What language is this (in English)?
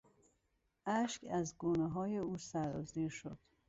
Persian